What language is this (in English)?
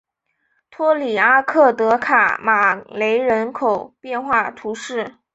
Chinese